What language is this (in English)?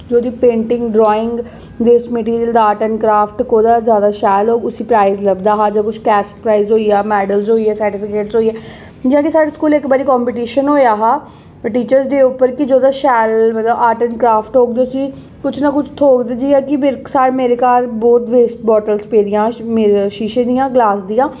Dogri